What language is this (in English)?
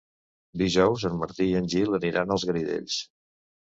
Catalan